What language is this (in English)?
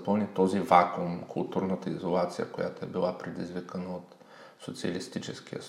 Bulgarian